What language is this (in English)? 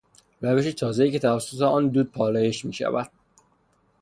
Persian